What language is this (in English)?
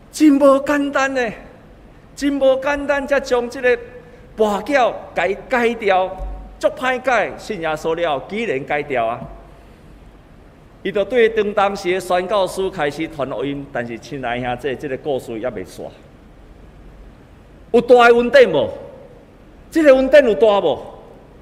Chinese